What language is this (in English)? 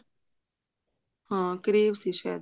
Punjabi